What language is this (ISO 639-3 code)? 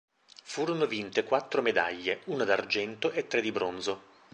ita